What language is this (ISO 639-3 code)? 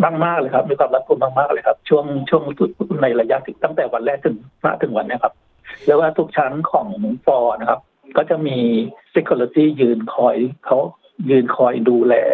tha